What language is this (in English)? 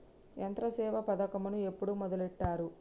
Telugu